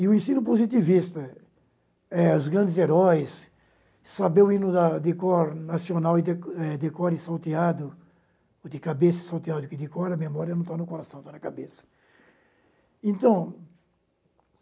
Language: Portuguese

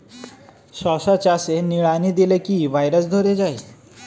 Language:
Bangla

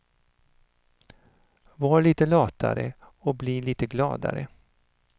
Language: Swedish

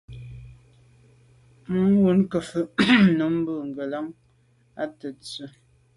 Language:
Medumba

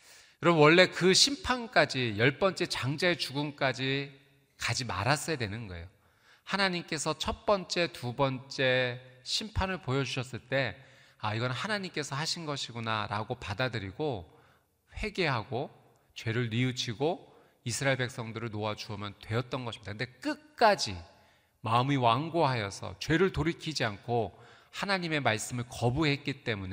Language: Korean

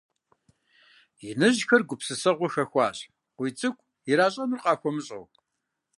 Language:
Kabardian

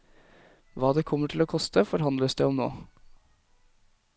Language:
Norwegian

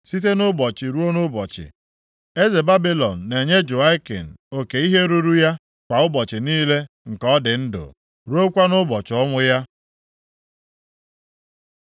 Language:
Igbo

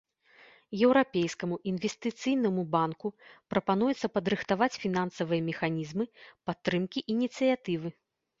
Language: Belarusian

